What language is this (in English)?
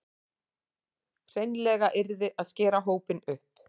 Icelandic